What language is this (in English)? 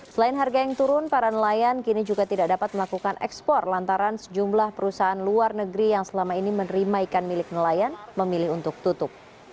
Indonesian